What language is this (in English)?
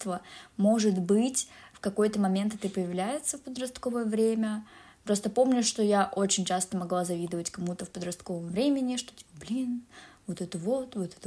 Russian